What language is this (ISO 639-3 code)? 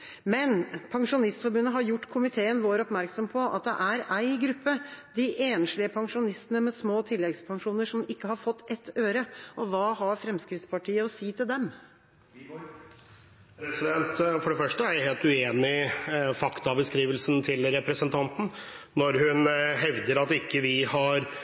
nob